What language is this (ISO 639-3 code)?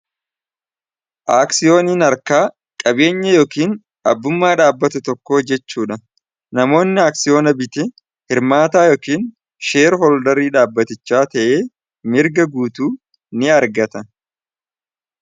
orm